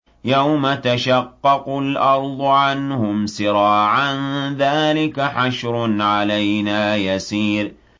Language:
Arabic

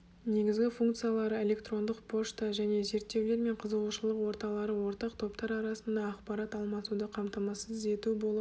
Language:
Kazakh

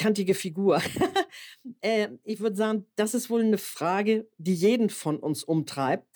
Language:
German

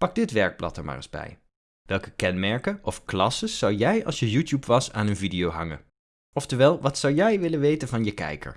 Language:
Dutch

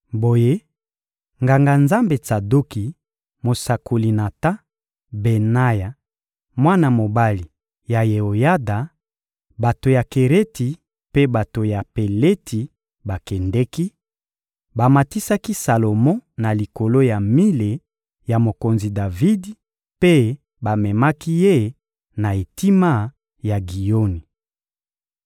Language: Lingala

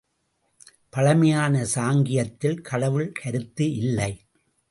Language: Tamil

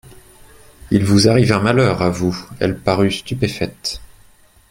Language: French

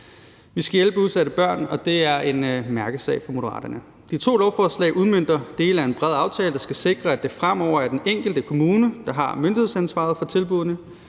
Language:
Danish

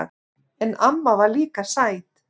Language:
Icelandic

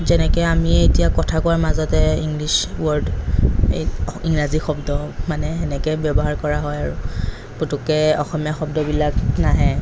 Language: Assamese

